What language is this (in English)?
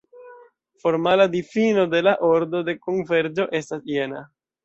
Esperanto